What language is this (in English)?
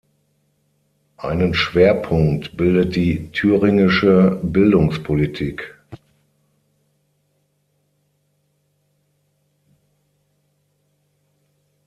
German